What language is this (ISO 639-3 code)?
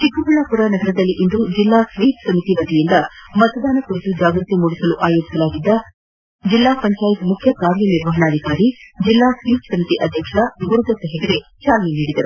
kan